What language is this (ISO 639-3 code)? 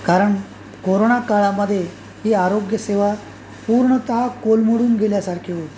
mar